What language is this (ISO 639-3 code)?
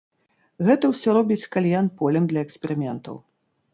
bel